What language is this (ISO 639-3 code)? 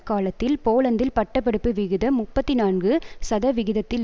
tam